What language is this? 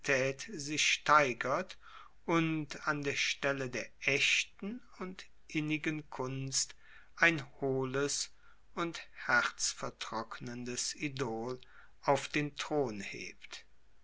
German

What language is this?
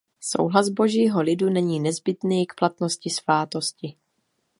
Czech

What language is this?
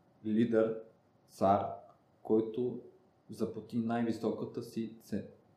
Bulgarian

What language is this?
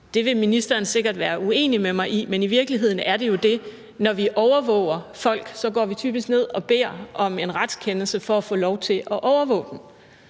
Danish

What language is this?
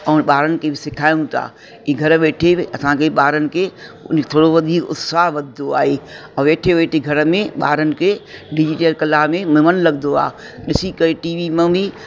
Sindhi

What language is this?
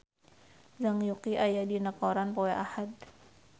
Sundanese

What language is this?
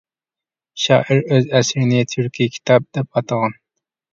Uyghur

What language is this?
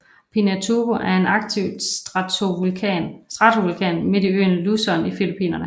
Danish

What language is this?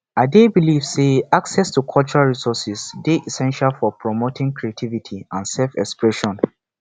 Nigerian Pidgin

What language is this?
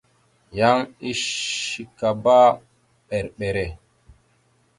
Mada (Cameroon)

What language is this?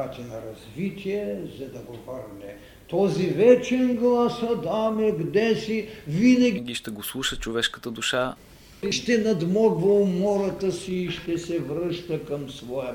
Bulgarian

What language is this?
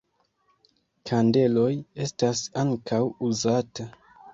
Esperanto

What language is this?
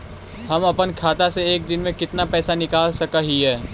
Magahi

